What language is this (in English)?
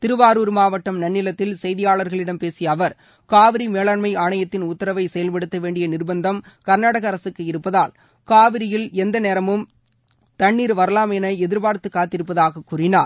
Tamil